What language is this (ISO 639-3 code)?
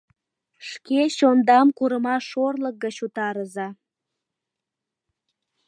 chm